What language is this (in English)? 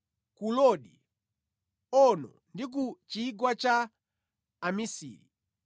Nyanja